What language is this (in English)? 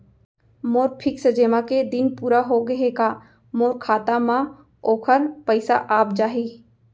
Chhattisgarhi